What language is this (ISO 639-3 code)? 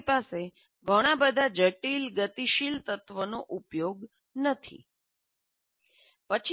guj